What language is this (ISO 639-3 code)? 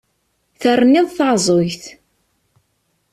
kab